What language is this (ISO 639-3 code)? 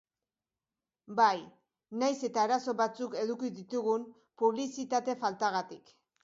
eus